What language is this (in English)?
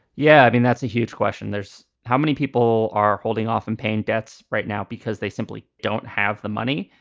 English